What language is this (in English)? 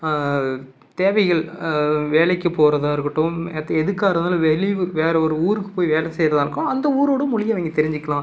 Tamil